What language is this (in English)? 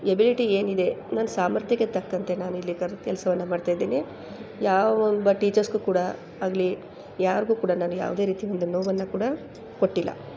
Kannada